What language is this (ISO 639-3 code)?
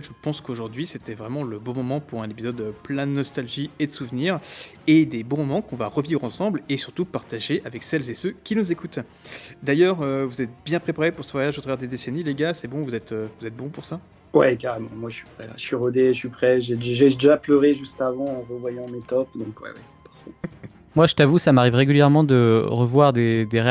fra